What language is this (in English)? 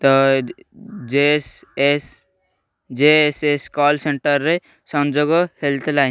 Odia